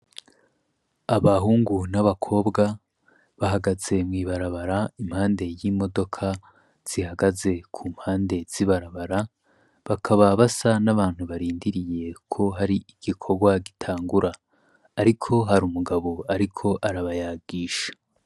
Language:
Rundi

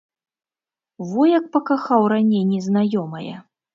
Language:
Belarusian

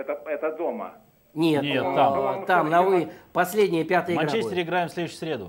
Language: Russian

